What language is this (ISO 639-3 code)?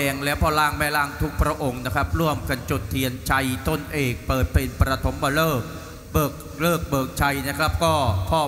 tha